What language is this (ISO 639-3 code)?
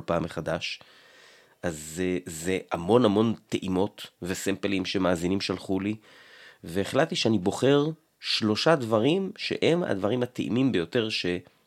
heb